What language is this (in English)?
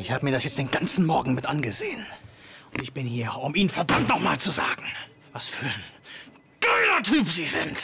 German